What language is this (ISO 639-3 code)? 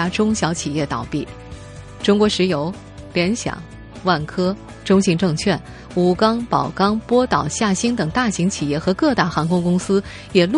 zho